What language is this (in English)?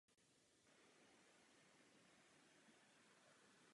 Czech